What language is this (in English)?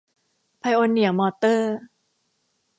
Thai